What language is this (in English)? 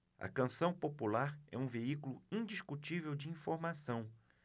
Portuguese